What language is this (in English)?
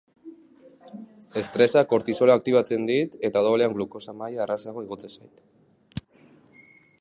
Basque